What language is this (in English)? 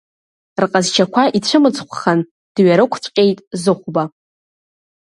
Abkhazian